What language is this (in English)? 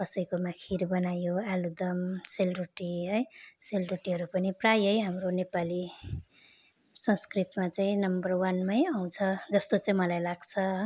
Nepali